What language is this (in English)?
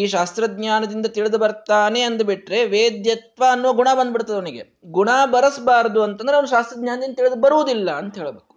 Kannada